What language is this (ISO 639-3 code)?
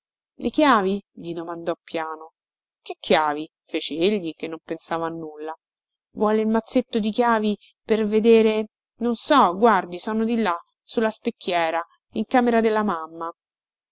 ita